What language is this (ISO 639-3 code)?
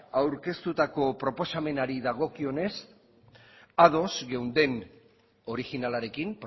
eus